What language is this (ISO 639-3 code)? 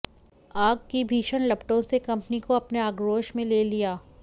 hin